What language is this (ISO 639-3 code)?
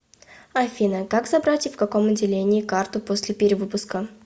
rus